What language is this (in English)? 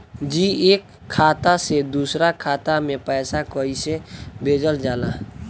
Bhojpuri